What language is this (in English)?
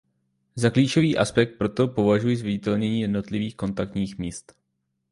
Czech